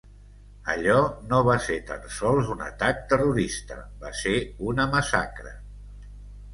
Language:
Catalan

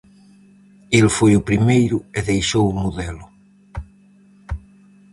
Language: Galician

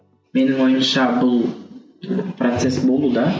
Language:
Kazakh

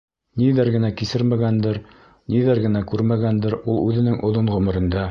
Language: Bashkir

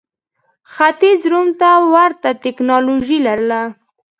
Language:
Pashto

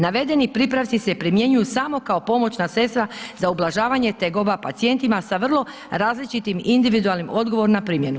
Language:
Croatian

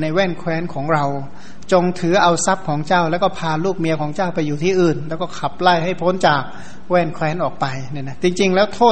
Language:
Thai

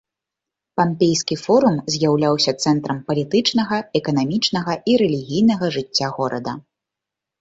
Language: Belarusian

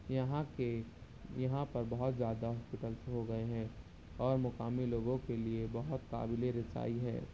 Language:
Urdu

